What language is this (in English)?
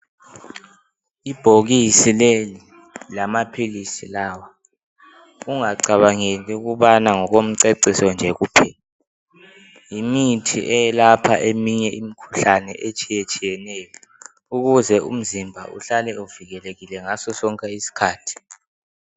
North Ndebele